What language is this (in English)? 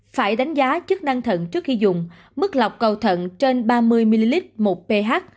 Vietnamese